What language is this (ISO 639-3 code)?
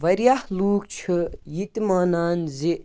kas